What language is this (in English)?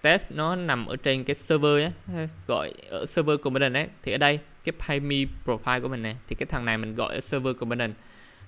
Vietnamese